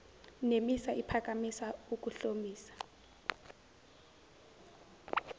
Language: Zulu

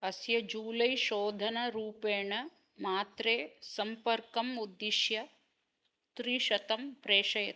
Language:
Sanskrit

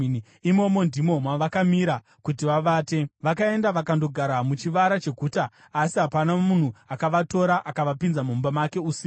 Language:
Shona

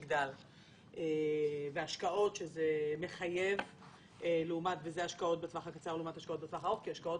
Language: Hebrew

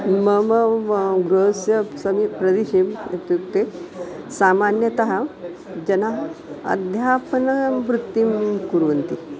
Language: Sanskrit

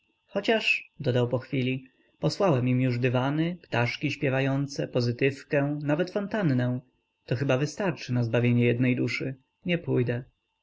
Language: Polish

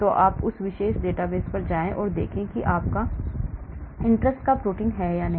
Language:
Hindi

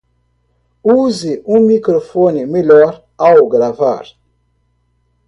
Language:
Portuguese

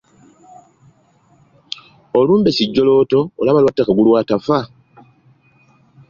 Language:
Ganda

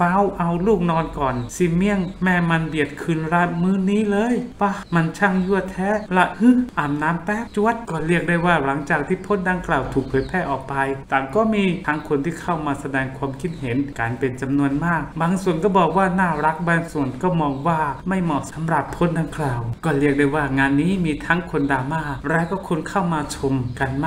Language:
Thai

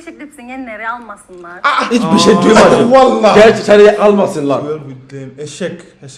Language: Turkish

